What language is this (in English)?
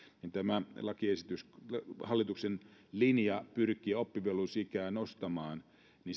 Finnish